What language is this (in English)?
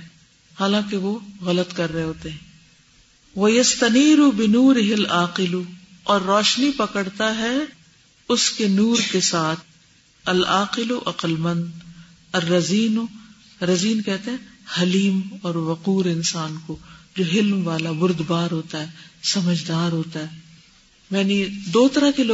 Urdu